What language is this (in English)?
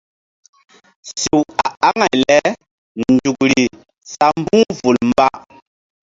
Mbum